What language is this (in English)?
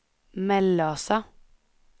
Swedish